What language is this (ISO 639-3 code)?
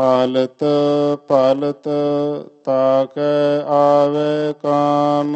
pan